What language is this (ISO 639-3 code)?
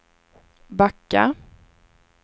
swe